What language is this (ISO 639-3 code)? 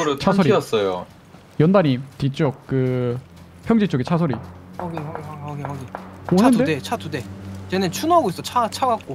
kor